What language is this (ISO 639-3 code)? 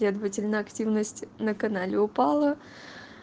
rus